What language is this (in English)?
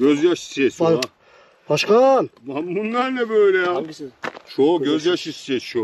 Turkish